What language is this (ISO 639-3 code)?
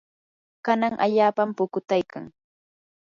qur